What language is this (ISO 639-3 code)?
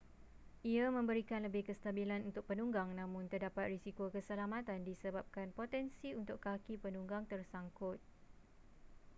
msa